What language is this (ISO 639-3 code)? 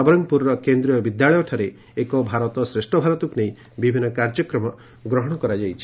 ori